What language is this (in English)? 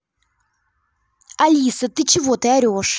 Russian